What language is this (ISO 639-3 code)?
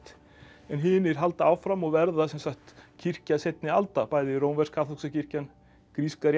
isl